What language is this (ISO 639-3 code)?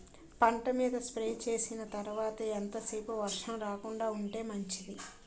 tel